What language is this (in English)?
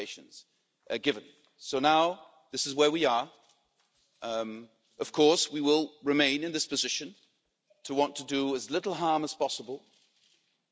English